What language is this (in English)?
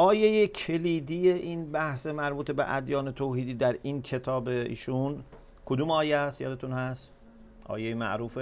Persian